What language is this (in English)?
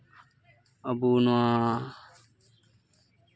Santali